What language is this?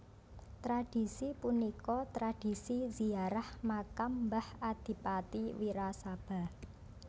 Javanese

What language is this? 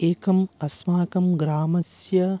Sanskrit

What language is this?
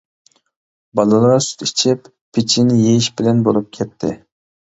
Uyghur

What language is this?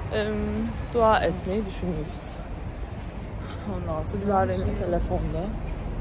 Turkish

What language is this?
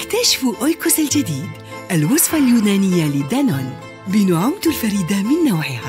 Arabic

